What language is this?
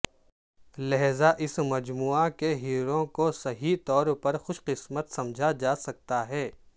Urdu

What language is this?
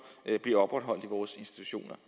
Danish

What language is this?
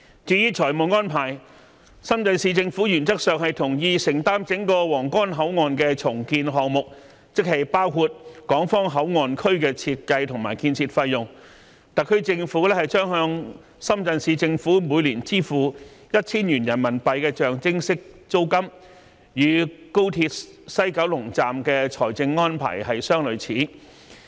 Cantonese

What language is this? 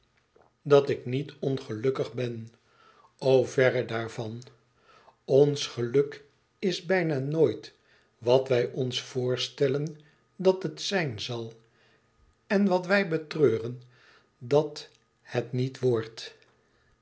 Dutch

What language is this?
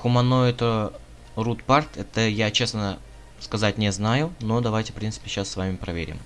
Russian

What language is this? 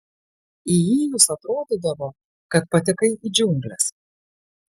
Lithuanian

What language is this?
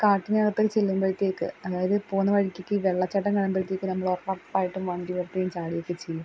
Malayalam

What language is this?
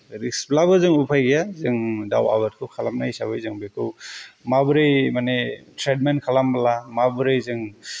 Bodo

